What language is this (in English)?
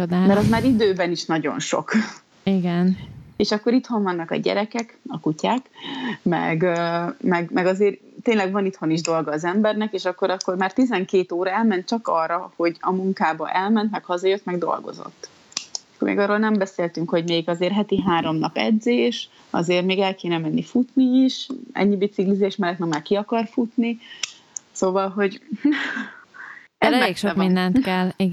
Hungarian